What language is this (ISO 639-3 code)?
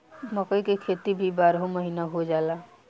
bho